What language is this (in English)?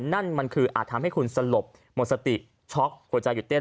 Thai